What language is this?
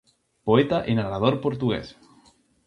Galician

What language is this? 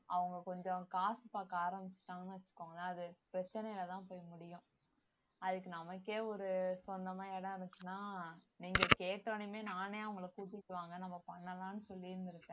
Tamil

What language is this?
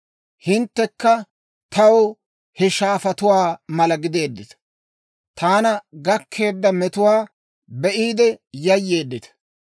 Dawro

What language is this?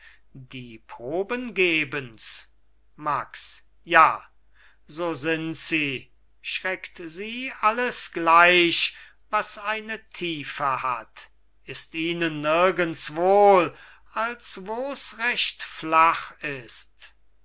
German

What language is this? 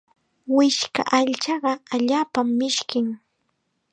Chiquián Ancash Quechua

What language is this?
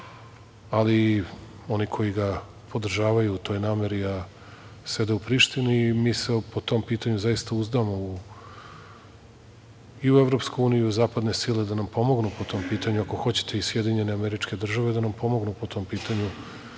Serbian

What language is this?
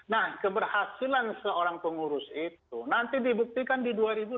Indonesian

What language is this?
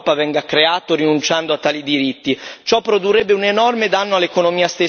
Italian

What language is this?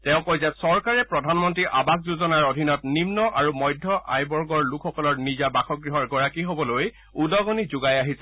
Assamese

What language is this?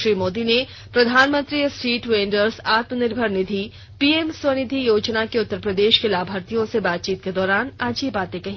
Hindi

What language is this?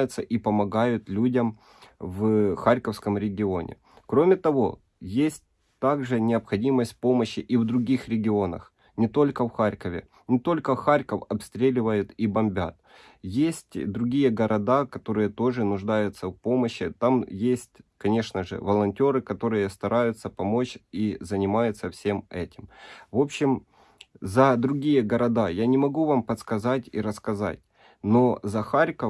Russian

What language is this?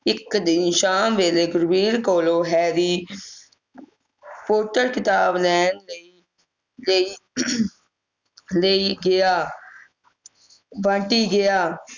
Punjabi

